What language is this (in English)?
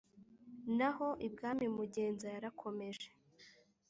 Kinyarwanda